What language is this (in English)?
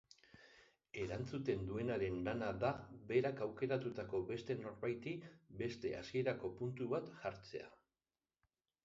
Basque